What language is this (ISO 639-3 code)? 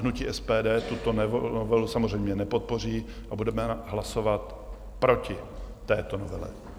ces